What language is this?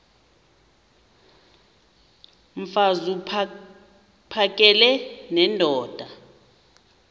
Xhosa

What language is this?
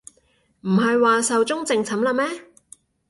Cantonese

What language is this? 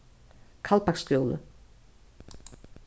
Faroese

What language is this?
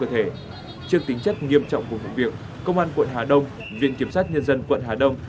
Vietnamese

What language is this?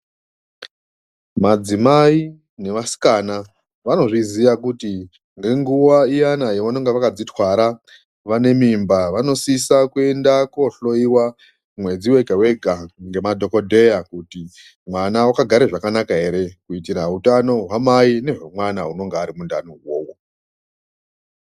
Ndau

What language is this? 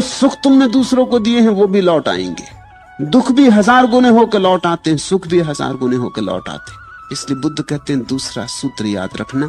Hindi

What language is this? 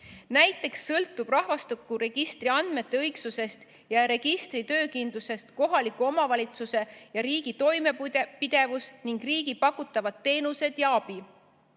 Estonian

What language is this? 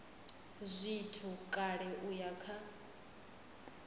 Venda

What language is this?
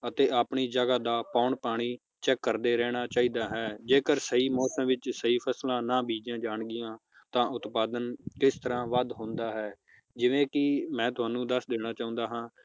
Punjabi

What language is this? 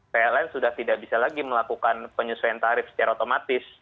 Indonesian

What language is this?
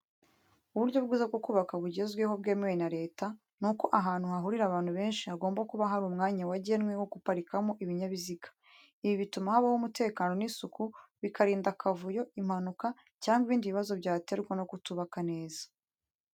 Kinyarwanda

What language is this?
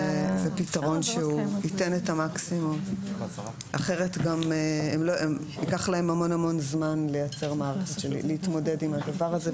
Hebrew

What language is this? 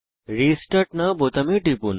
Bangla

